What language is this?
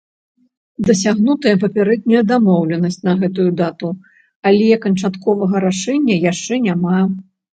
Belarusian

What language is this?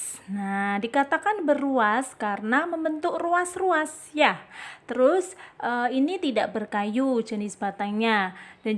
Indonesian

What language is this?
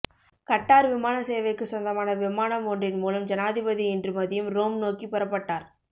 Tamil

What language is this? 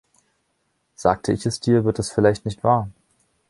German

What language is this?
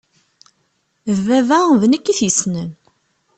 Kabyle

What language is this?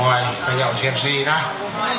Thai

